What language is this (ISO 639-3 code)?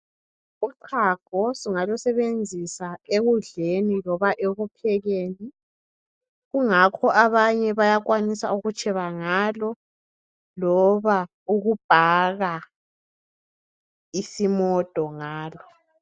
nde